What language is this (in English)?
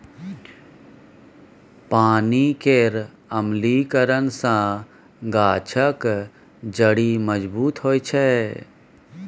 Maithili